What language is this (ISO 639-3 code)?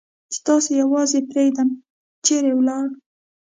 pus